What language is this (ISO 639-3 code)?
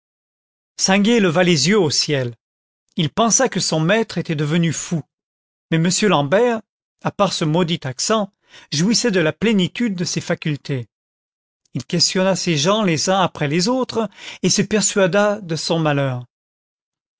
fra